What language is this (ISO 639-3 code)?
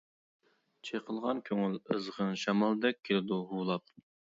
uig